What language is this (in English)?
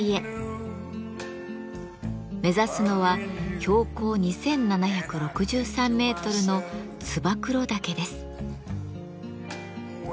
Japanese